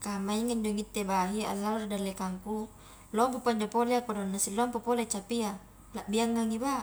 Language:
Highland Konjo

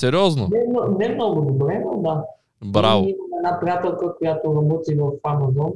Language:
Bulgarian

